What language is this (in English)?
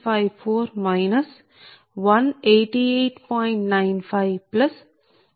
Telugu